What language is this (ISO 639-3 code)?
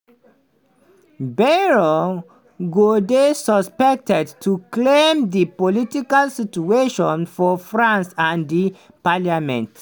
pcm